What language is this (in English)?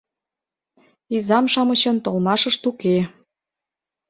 Mari